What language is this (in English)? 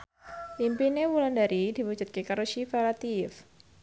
Javanese